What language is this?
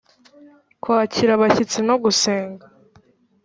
Kinyarwanda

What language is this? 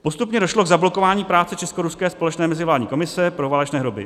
Czech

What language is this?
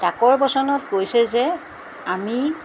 Assamese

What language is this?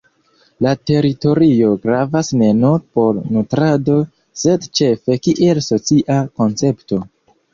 Esperanto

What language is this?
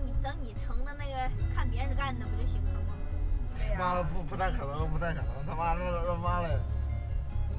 Chinese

